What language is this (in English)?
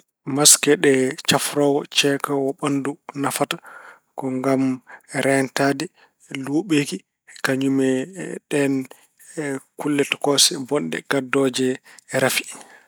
Fula